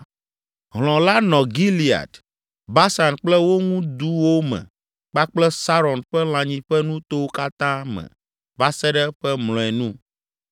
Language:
Ewe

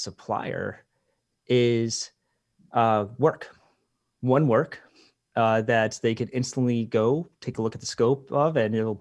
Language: English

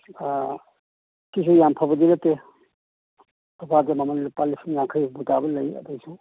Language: Manipuri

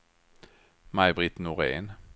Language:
Swedish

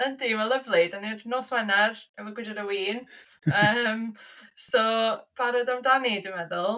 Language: Welsh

